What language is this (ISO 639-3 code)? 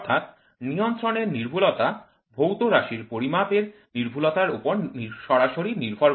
ben